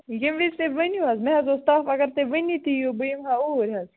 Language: Kashmiri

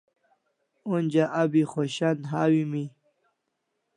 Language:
Kalasha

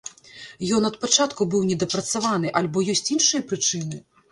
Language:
Belarusian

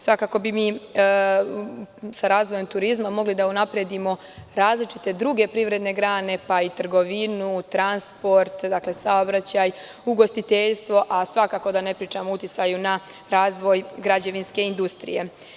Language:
Serbian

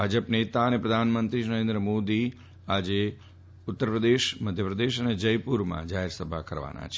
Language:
Gujarati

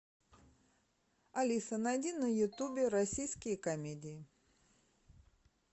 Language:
Russian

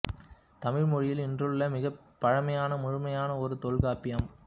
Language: Tamil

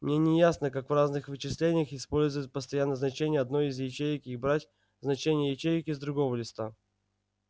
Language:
Russian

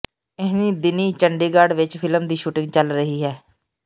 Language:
Punjabi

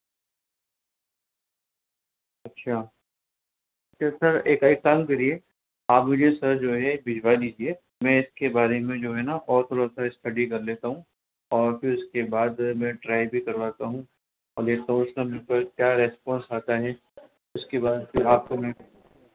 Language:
Urdu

